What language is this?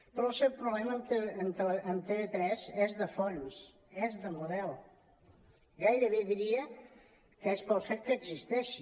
Catalan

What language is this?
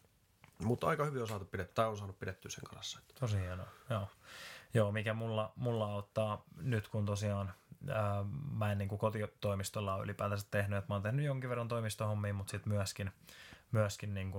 Finnish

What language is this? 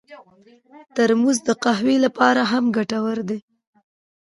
Pashto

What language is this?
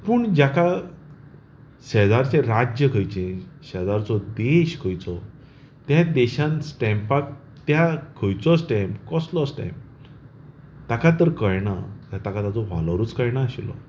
Konkani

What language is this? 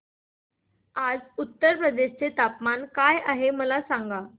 Marathi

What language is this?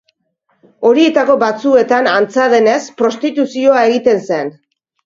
Basque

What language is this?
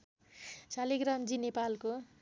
Nepali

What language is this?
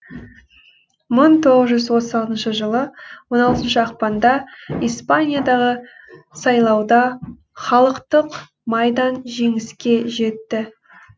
Kazakh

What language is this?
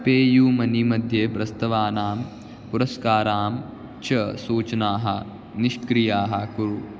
Sanskrit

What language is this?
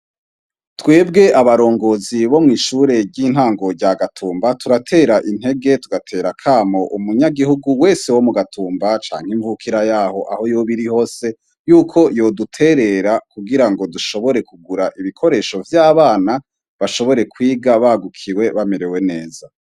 Rundi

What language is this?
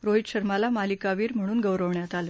Marathi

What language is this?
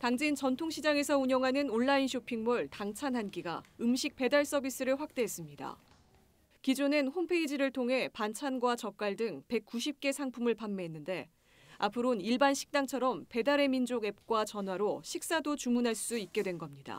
Korean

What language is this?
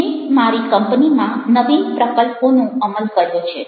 Gujarati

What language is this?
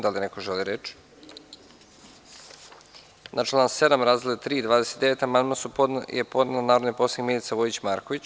Serbian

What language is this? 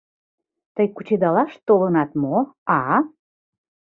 Mari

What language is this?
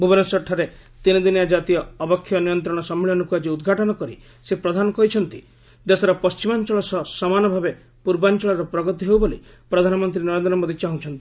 Odia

